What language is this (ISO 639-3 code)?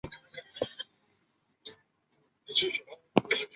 zho